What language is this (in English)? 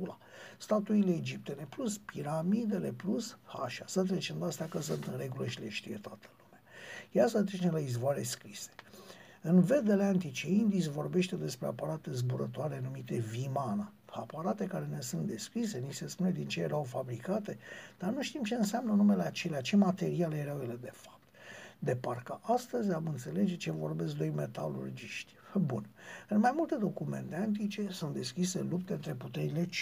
Romanian